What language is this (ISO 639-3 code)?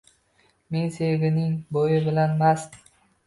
uzb